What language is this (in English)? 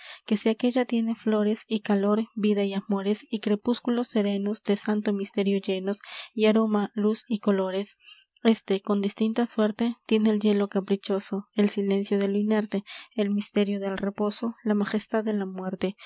Spanish